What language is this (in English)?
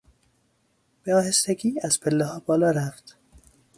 Persian